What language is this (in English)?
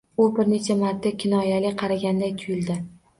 Uzbek